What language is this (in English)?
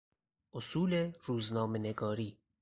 Persian